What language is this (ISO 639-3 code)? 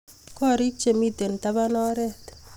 kln